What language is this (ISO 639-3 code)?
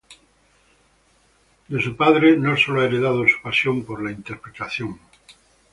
spa